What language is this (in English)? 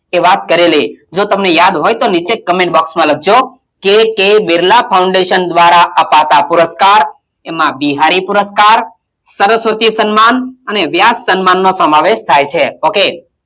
Gujarati